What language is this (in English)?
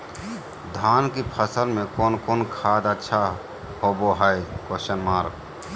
Magahi